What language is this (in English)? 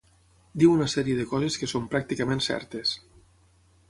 Catalan